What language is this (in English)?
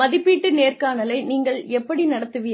Tamil